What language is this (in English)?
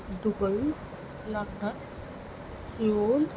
Urdu